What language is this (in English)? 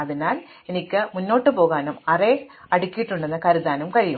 Malayalam